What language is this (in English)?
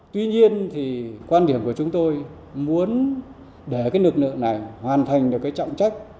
Vietnamese